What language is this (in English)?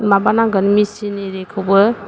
Bodo